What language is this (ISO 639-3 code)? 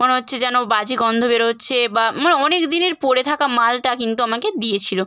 ben